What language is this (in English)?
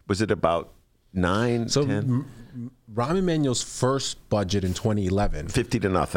English